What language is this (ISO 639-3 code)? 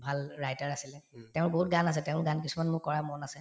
asm